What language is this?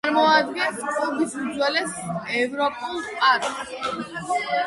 Georgian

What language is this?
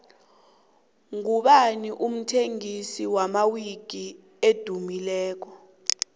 South Ndebele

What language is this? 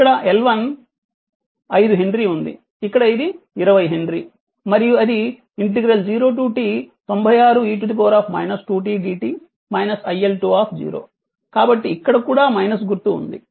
Telugu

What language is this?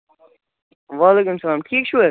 Kashmiri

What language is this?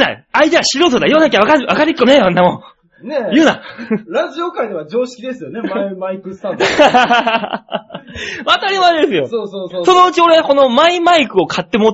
Japanese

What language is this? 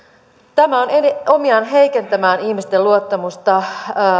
Finnish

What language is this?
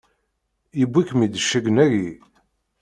Kabyle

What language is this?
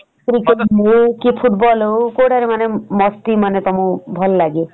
Odia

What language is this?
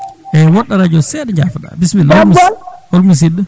Fula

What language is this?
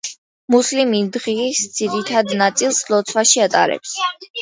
Georgian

